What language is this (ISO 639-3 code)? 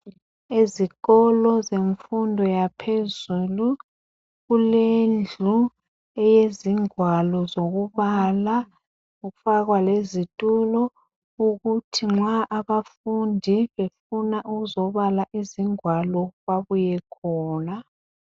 nde